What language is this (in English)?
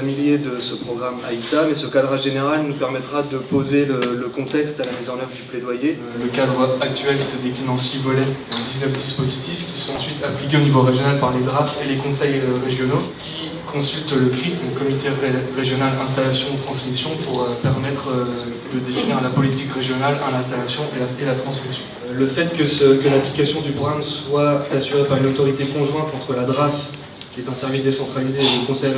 French